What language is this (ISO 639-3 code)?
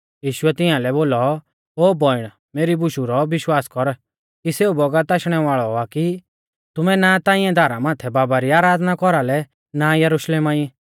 bfz